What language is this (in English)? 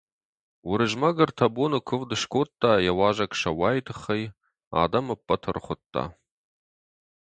Ossetic